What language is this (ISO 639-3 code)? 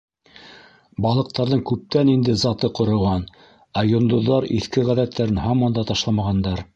bak